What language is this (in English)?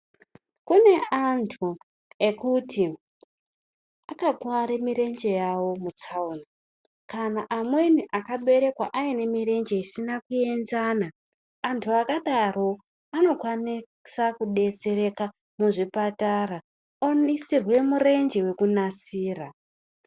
Ndau